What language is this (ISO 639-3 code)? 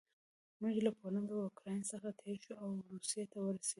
pus